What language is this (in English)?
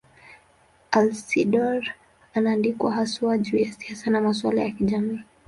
Swahili